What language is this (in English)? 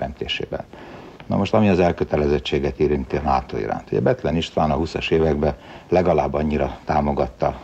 Hungarian